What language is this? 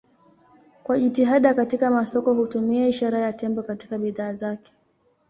Swahili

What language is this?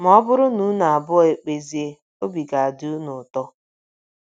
Igbo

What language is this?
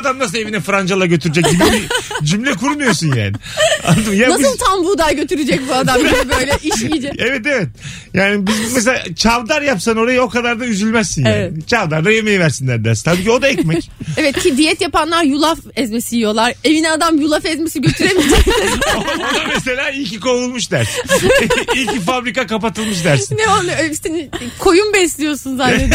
Turkish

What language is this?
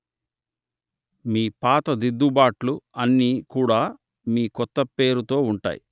Telugu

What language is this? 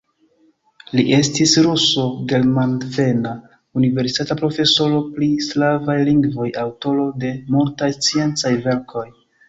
Esperanto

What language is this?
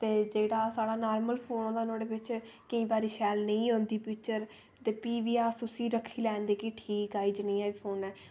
Dogri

